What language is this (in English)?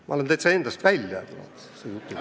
Estonian